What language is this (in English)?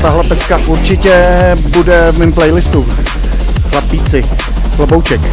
Czech